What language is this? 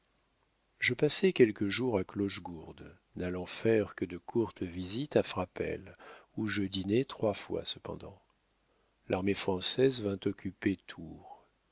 French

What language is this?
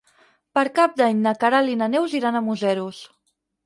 Catalan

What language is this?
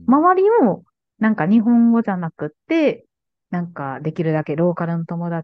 Japanese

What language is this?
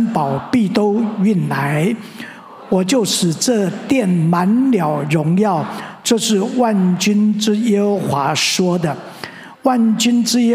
Chinese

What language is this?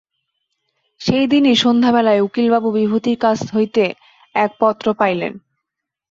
Bangla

